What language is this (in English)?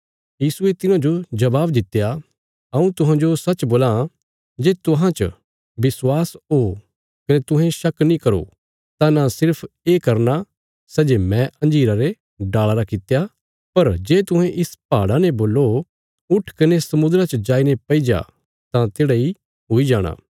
Bilaspuri